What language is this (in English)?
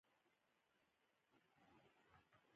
Pashto